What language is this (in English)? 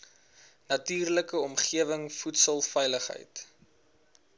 Afrikaans